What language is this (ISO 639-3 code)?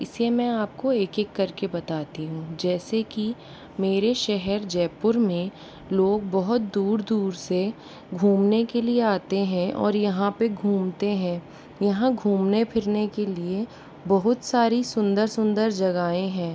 hin